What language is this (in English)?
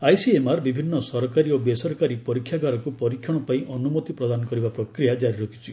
Odia